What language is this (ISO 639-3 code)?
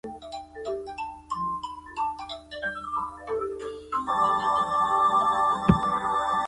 zho